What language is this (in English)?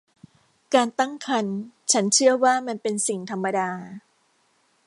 Thai